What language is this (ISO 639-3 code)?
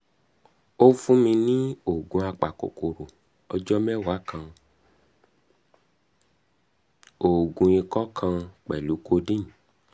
yor